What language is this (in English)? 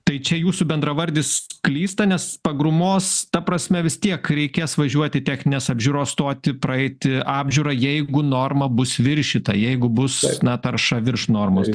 Lithuanian